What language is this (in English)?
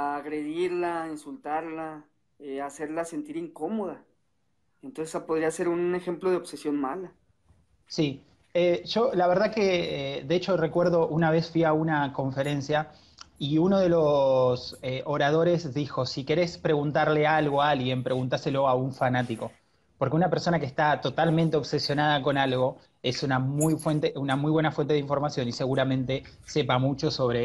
Spanish